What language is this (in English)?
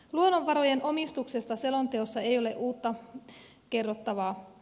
Finnish